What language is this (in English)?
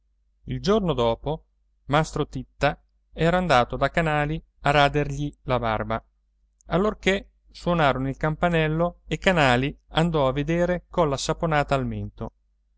Italian